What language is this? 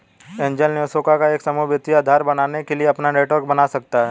Hindi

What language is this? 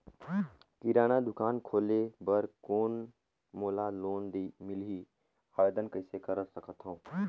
Chhattisgarhi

